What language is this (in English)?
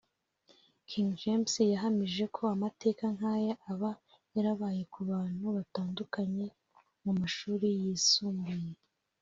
Kinyarwanda